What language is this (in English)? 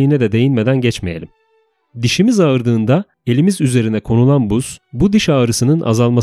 Turkish